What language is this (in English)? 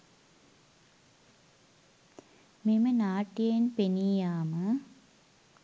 Sinhala